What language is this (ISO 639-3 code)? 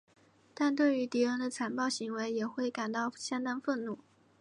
zho